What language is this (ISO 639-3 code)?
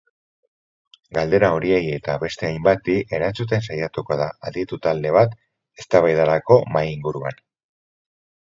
eus